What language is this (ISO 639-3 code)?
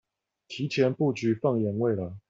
zho